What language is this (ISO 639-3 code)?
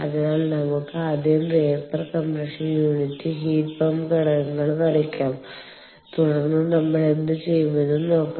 mal